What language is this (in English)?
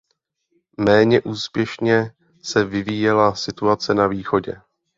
Czech